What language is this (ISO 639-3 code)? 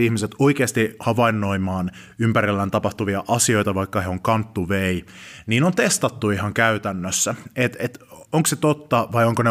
fin